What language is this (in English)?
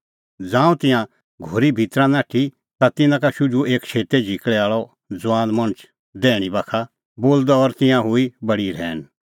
Kullu Pahari